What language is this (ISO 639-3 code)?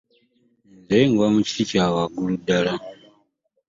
lug